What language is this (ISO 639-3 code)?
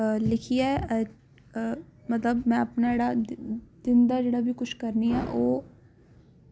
doi